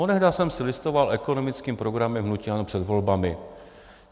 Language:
Czech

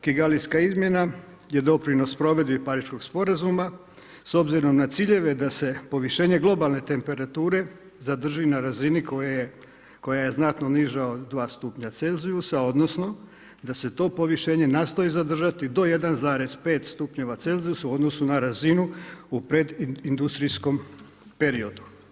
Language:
Croatian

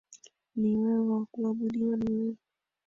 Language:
Swahili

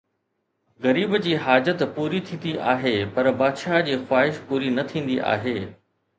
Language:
Sindhi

